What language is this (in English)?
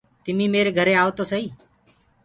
Gurgula